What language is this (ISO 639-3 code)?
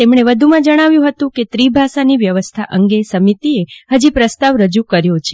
guj